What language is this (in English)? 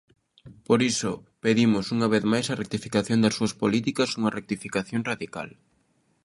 Galician